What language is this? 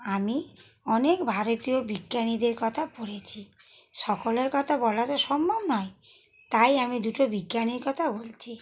Bangla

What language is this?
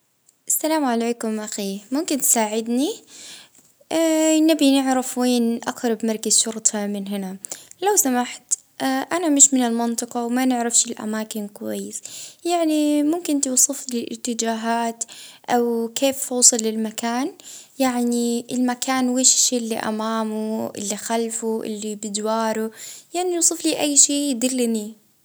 Libyan Arabic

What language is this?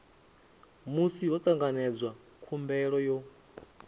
Venda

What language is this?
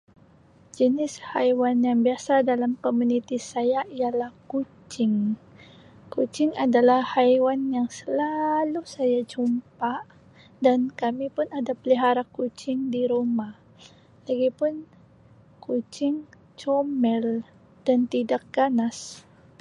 Sabah Malay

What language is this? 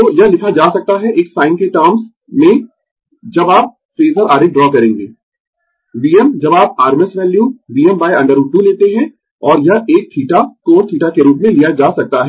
Hindi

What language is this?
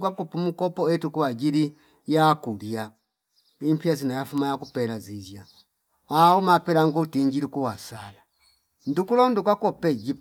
Fipa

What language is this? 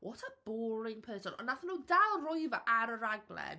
Welsh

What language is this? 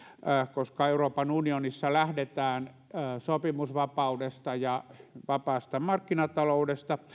Finnish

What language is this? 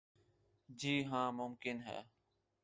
Urdu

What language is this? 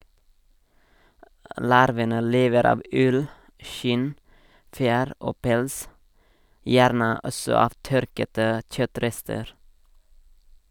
Norwegian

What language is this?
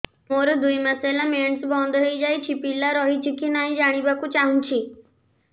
Odia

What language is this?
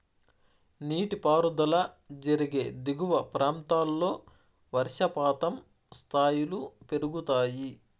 Telugu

